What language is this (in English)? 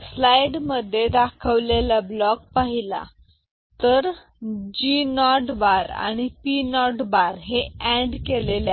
Marathi